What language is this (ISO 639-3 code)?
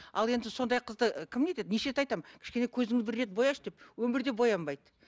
kaz